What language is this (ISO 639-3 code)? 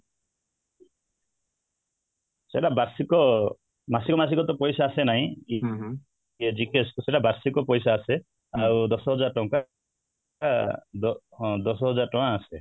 ori